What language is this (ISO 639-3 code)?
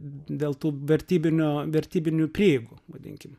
lit